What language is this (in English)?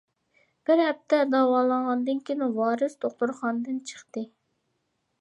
Uyghur